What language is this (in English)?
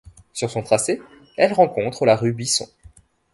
French